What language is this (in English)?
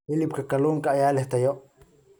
Somali